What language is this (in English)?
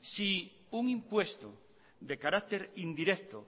Spanish